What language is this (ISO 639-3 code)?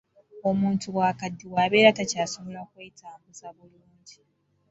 lug